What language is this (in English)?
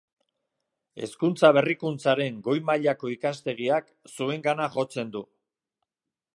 Basque